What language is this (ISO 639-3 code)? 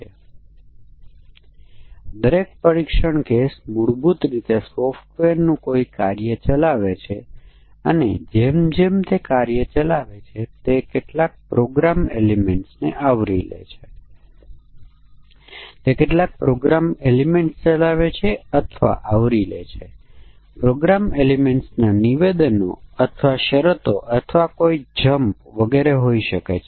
guj